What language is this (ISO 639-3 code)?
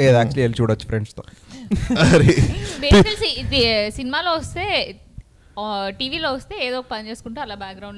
tel